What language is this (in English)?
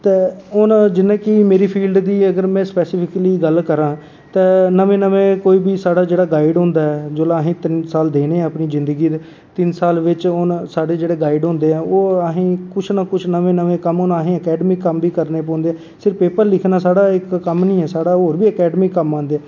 Dogri